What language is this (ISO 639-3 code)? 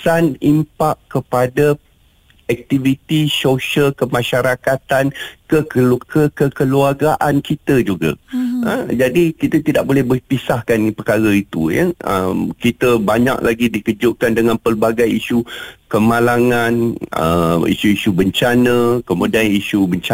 msa